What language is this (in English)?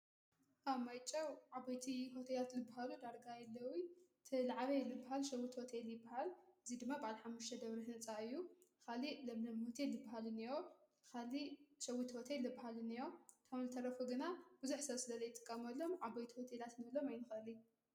Tigrinya